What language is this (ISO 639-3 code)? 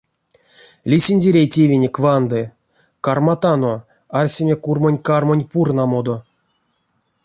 myv